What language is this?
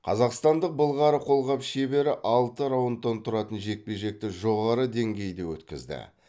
Kazakh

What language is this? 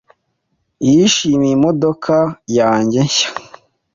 Kinyarwanda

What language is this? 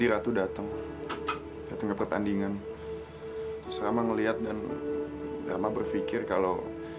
Indonesian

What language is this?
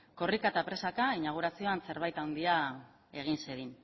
Basque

